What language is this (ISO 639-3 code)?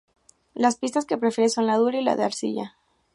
spa